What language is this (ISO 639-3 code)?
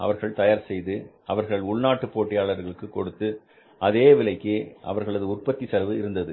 tam